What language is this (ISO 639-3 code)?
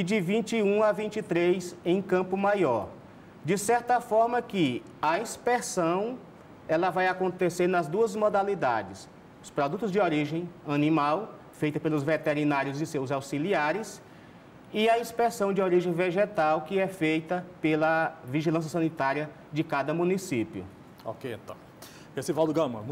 por